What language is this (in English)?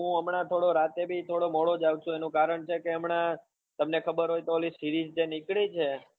Gujarati